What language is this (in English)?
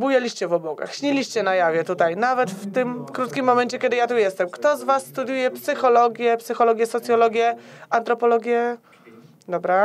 Polish